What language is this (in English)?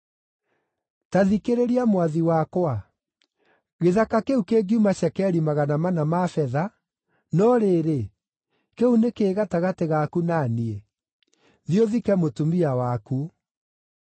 Kikuyu